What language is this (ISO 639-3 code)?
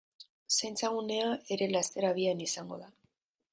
eus